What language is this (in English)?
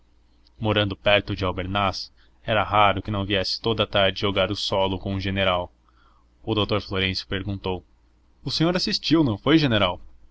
Portuguese